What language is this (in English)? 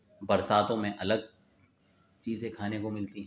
Urdu